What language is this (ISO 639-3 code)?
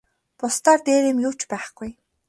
mon